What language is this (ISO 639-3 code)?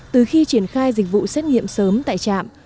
vie